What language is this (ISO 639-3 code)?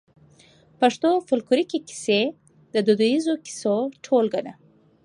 pus